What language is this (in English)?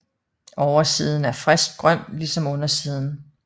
Danish